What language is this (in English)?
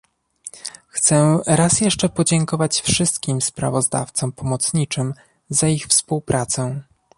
Polish